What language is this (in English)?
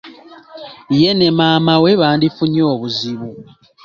Ganda